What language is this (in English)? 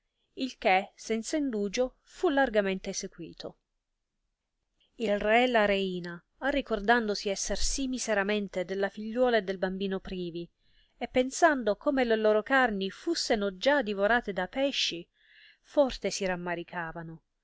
Italian